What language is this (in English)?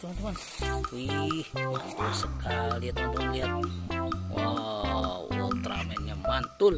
Indonesian